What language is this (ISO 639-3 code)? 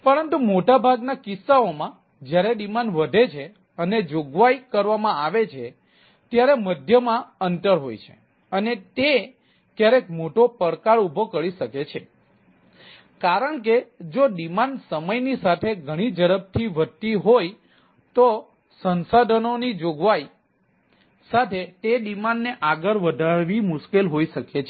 guj